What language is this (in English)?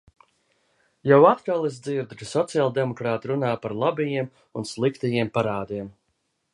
Latvian